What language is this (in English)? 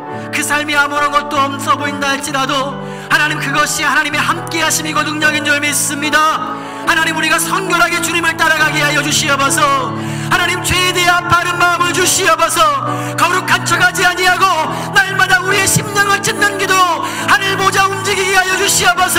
Korean